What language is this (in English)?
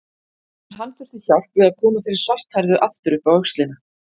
Icelandic